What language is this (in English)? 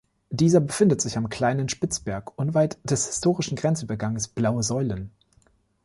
German